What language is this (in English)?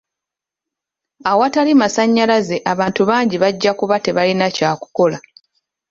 Ganda